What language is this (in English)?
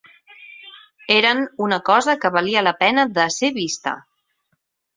Catalan